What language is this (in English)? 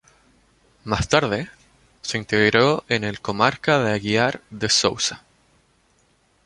Spanish